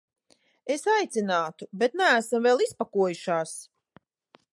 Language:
Latvian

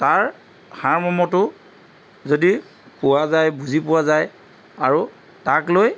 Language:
Assamese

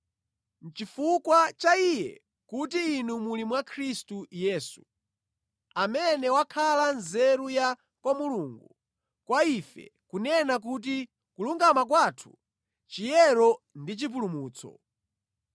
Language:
Nyanja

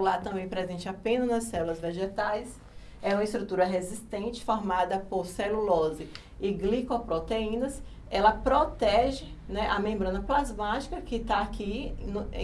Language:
Portuguese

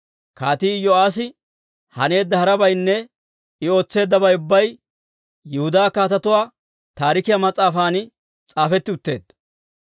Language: Dawro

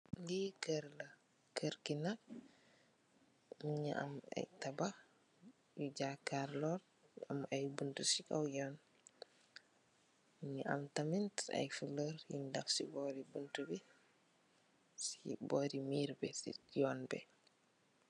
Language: Wolof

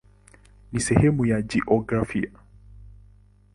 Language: Swahili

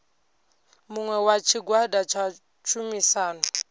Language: Venda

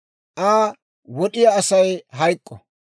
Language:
Dawro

